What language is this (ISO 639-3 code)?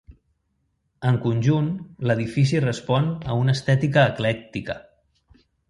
cat